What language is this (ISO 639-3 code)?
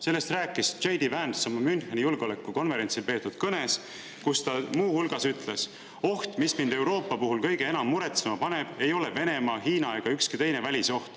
est